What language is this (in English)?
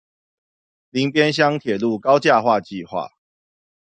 Chinese